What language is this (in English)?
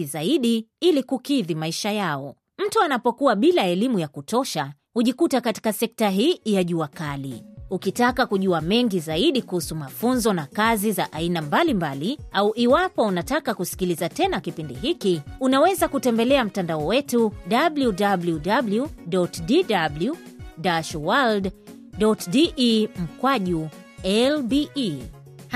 Swahili